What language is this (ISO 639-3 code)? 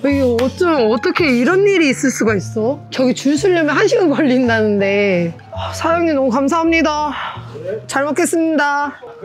kor